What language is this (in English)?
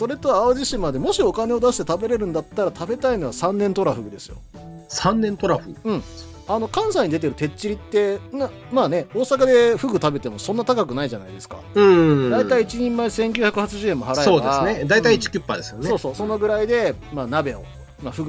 Japanese